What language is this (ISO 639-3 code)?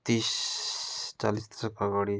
nep